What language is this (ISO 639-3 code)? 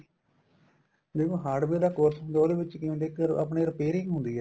pan